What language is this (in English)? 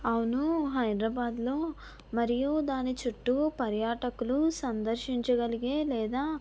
Telugu